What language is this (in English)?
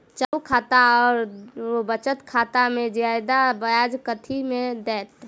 Maithili